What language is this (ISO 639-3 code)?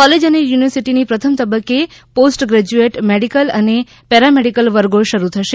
guj